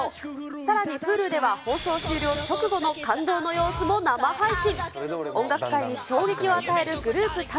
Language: Japanese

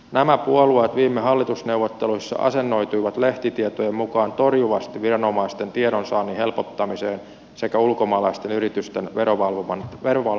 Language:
Finnish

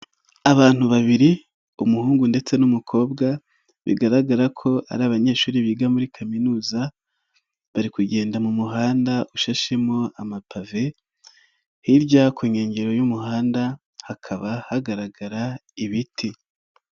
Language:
Kinyarwanda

